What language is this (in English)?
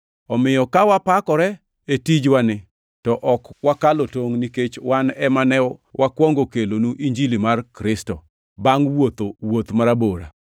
Luo (Kenya and Tanzania)